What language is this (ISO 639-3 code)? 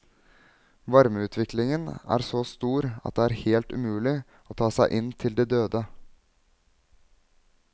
nor